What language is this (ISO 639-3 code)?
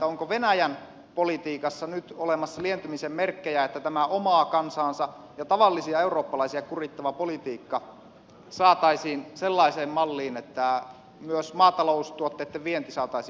fin